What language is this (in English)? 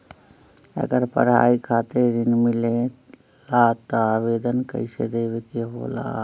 Magahi